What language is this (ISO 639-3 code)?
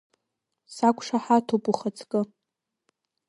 abk